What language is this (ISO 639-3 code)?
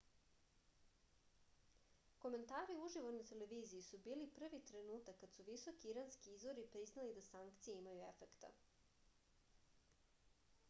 srp